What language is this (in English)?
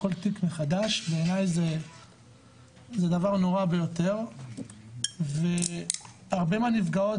Hebrew